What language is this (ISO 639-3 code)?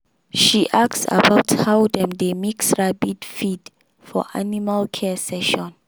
pcm